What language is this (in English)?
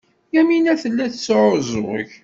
Kabyle